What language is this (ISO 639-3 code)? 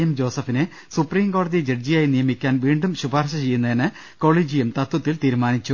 mal